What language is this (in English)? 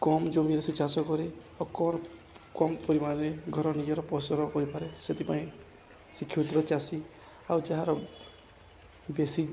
Odia